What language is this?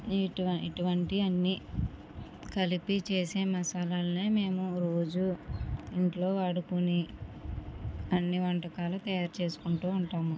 Telugu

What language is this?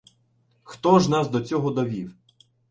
Ukrainian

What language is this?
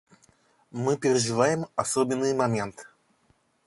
Russian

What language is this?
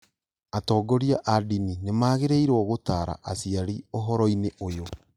Kikuyu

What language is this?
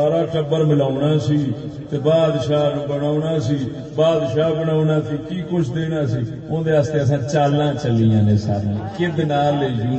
Urdu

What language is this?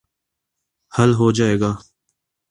Urdu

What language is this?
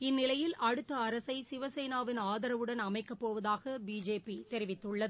Tamil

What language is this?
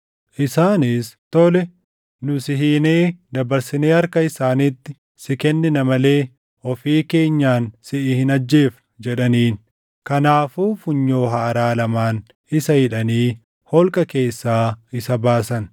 Oromo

